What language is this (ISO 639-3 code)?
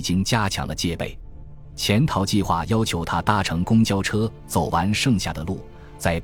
zho